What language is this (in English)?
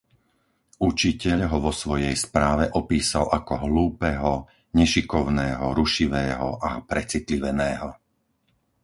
Slovak